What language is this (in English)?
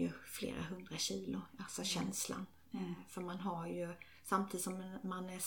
Swedish